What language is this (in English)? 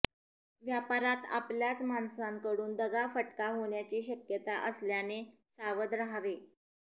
Marathi